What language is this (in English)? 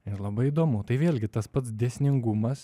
Lithuanian